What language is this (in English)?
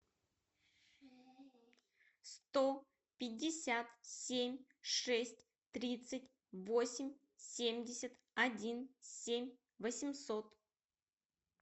Russian